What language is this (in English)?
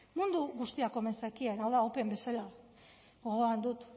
Basque